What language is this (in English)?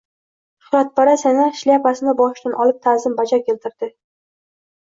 Uzbek